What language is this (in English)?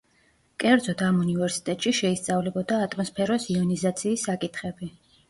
Georgian